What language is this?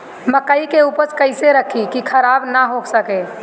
Bhojpuri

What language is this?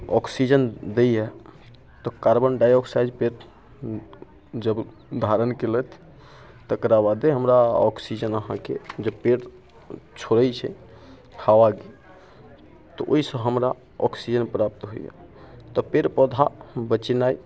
Maithili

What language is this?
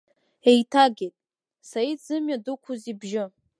Abkhazian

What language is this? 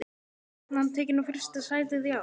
Icelandic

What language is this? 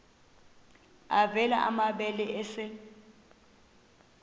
Xhosa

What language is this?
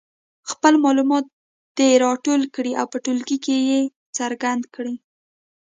Pashto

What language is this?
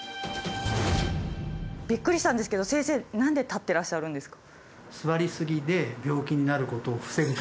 Japanese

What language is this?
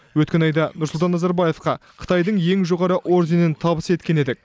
Kazakh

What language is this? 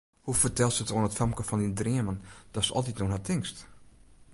Western Frisian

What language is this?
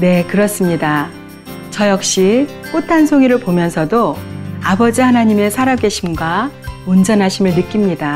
Korean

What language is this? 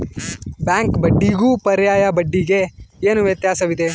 Kannada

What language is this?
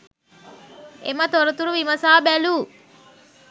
Sinhala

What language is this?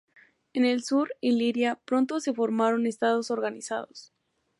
Spanish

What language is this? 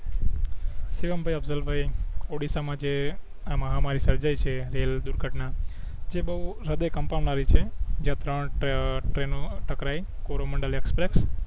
Gujarati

